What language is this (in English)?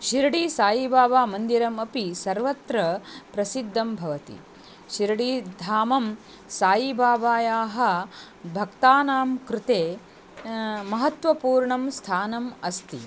Sanskrit